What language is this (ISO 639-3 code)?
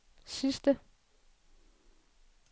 dan